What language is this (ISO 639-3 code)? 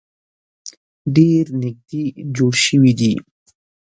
pus